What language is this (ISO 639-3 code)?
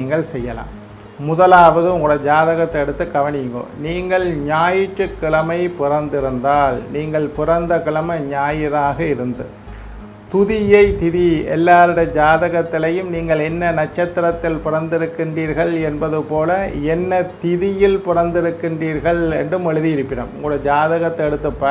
ind